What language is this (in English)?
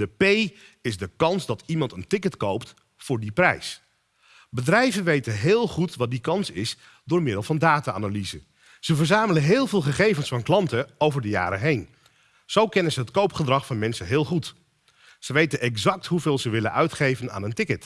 Dutch